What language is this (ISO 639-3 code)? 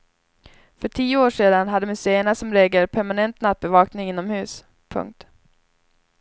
swe